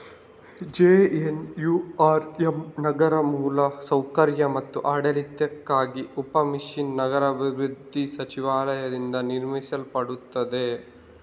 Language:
Kannada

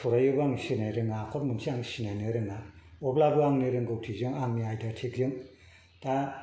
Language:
Bodo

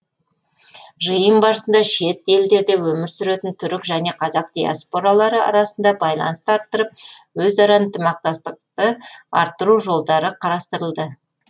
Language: Kazakh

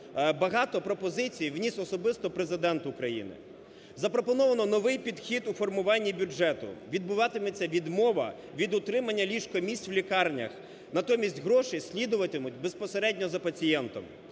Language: Ukrainian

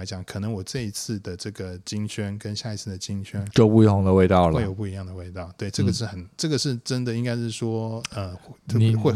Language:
Chinese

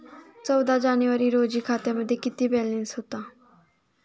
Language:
Marathi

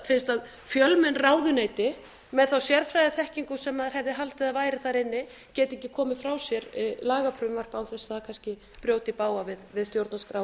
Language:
Icelandic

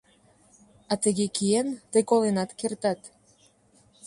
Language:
Mari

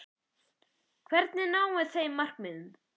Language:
Icelandic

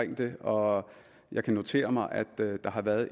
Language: Danish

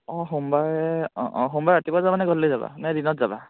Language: Assamese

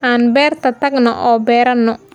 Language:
Somali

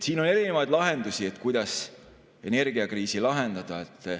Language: Estonian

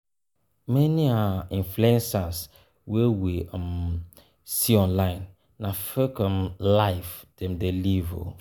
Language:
Nigerian Pidgin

